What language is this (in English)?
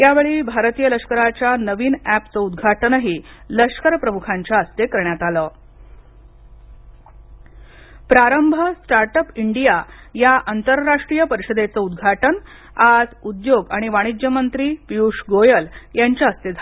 Marathi